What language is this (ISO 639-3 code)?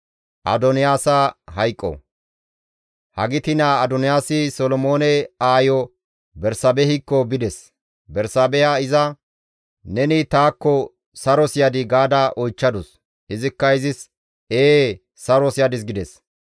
gmv